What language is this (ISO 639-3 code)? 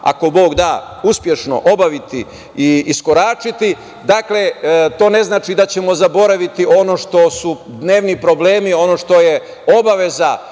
srp